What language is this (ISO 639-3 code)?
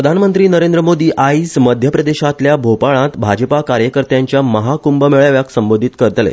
kok